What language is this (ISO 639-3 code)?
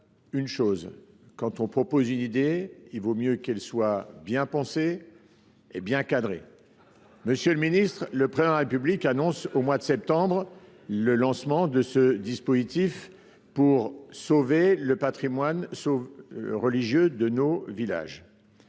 fra